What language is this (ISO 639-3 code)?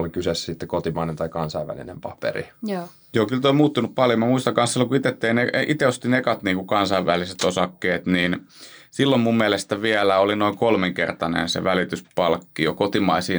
fin